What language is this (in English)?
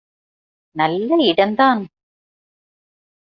Tamil